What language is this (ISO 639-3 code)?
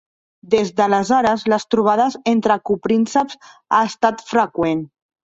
cat